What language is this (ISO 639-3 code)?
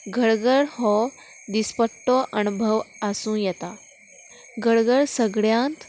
kok